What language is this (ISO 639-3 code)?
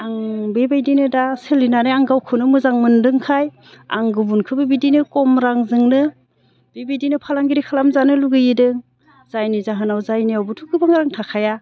brx